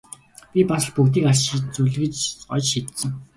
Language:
Mongolian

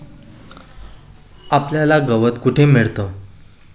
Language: Marathi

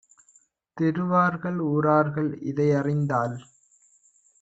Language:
Tamil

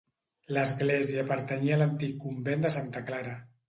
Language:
Catalan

